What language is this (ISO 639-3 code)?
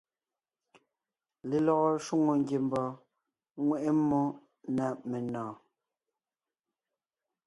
nnh